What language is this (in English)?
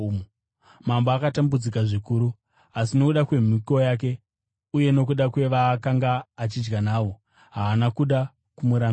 Shona